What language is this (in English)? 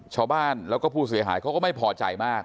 Thai